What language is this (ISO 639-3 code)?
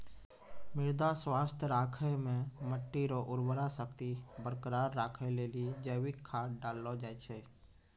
mai